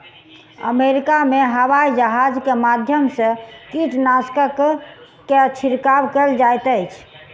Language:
Maithili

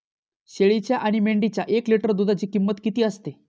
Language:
Marathi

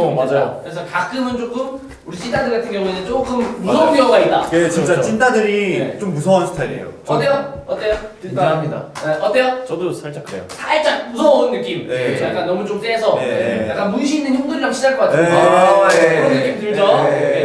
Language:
Korean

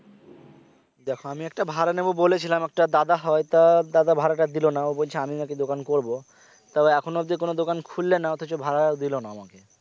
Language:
Bangla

